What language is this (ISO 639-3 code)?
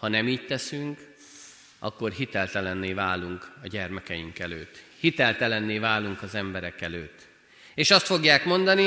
hun